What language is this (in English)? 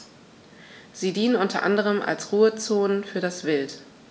German